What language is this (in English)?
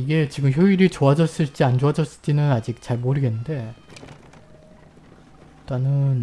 Korean